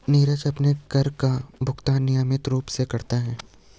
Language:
Hindi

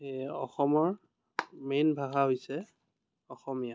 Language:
Assamese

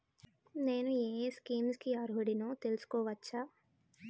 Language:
Telugu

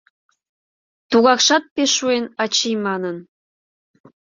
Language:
Mari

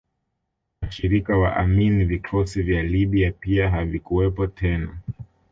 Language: Swahili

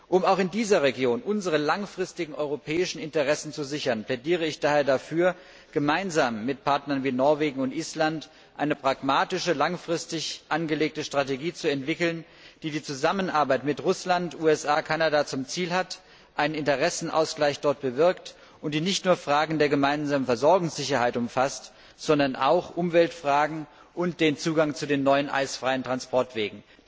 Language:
German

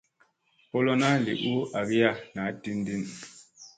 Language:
Musey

